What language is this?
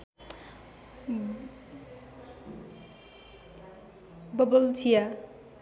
Nepali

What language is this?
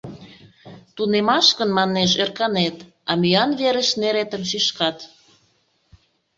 Mari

